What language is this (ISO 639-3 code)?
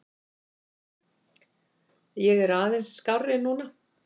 isl